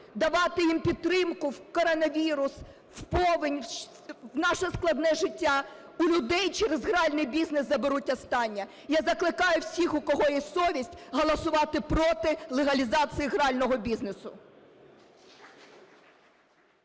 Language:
Ukrainian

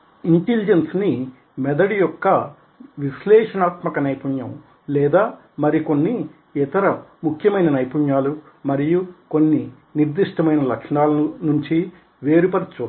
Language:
Telugu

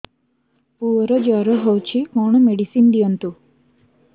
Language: Odia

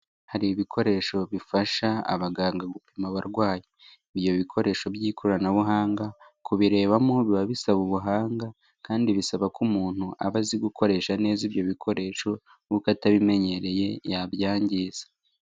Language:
Kinyarwanda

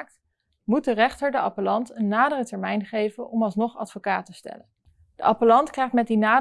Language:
Dutch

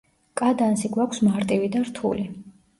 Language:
Georgian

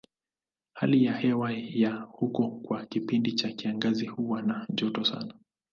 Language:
Swahili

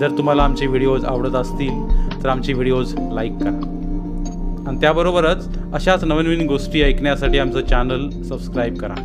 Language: Marathi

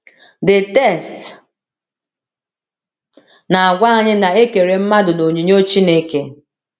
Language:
Igbo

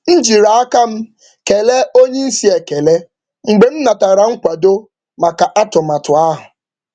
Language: Igbo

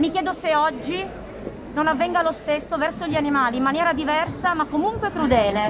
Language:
Italian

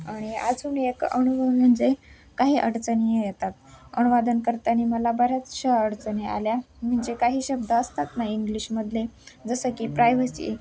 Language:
Marathi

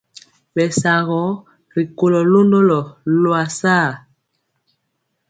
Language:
Mpiemo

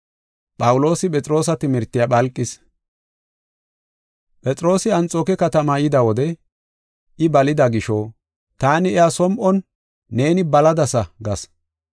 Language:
Gofa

